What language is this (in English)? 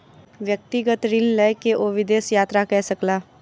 Maithili